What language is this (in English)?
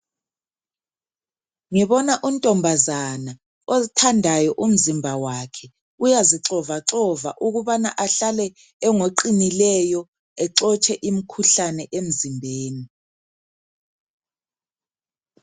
North Ndebele